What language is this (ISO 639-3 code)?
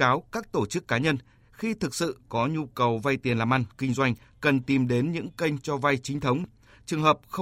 vie